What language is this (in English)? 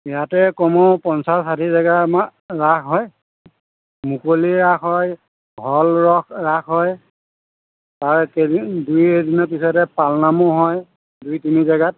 Assamese